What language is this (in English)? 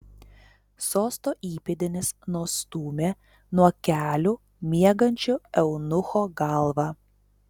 Lithuanian